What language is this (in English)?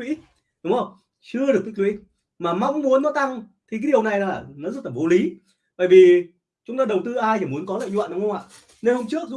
Vietnamese